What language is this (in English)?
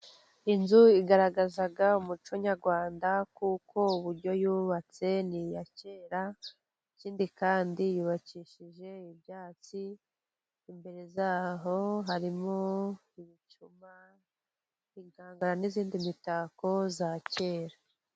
Kinyarwanda